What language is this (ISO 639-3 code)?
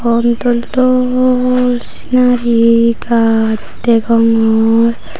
ccp